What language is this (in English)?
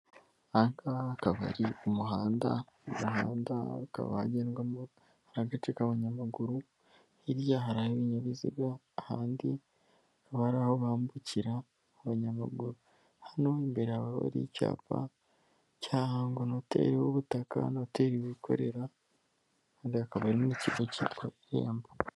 Kinyarwanda